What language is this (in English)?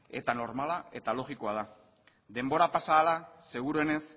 Basque